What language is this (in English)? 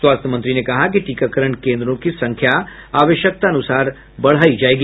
Hindi